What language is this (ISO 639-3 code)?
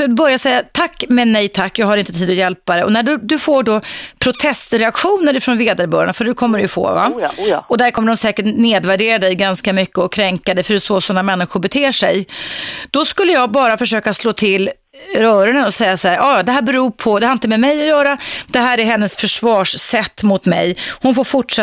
swe